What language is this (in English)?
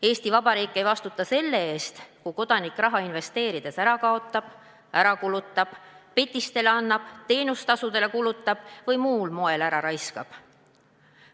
Estonian